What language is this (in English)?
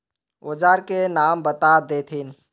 Magahi